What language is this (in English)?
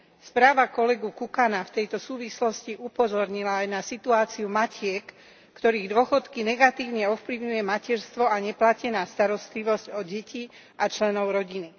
Slovak